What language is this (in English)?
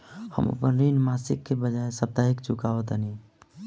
Bhojpuri